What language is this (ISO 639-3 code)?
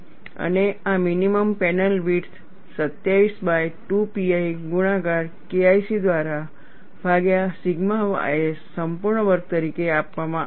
guj